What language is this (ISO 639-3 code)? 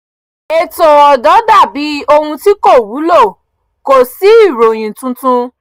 yor